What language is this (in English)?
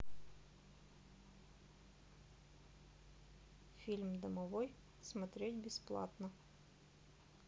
Russian